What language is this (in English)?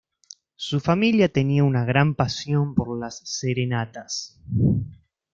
Spanish